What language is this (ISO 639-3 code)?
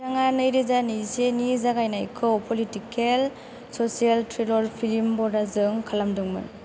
brx